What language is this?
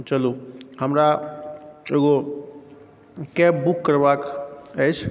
Maithili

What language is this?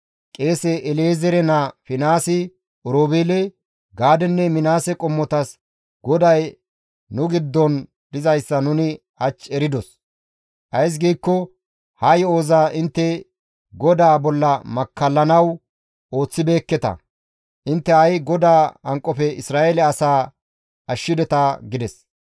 Gamo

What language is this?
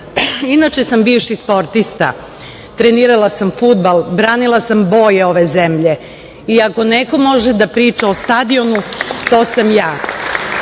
Serbian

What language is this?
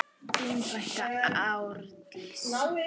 Icelandic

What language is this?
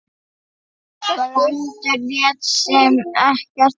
Icelandic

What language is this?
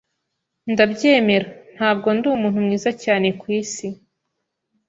Kinyarwanda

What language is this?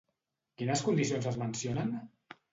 Catalan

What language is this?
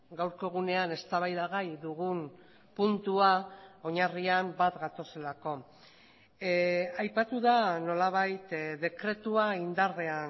Basque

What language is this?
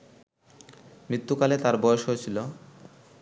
Bangla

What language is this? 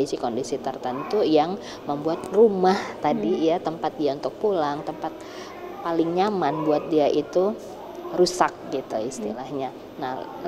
Indonesian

